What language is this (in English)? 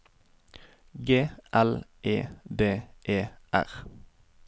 Norwegian